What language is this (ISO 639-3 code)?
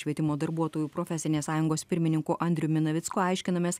lit